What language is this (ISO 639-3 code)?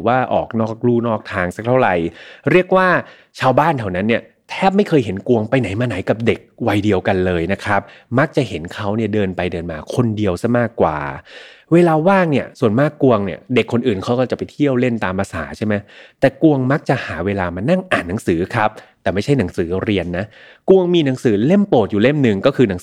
tha